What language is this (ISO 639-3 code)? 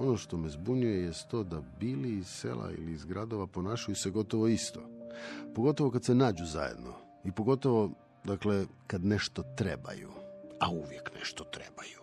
hrv